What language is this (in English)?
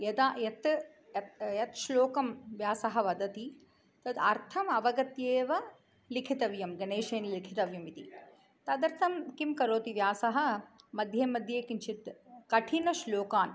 Sanskrit